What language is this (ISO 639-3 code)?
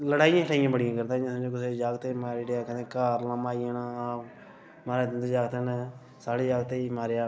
doi